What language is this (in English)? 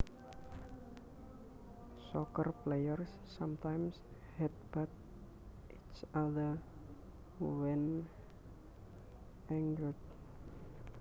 Javanese